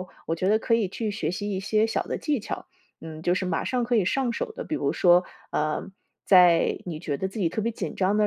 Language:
Chinese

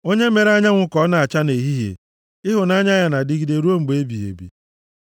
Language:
Igbo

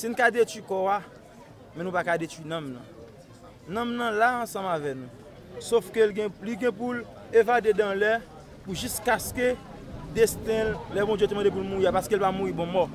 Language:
French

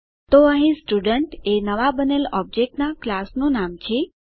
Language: Gujarati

